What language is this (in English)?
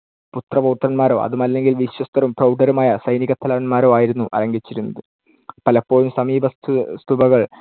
Malayalam